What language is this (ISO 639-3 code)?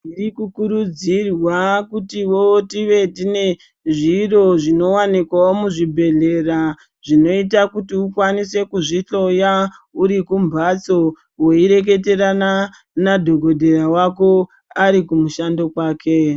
ndc